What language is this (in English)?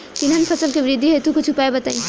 Bhojpuri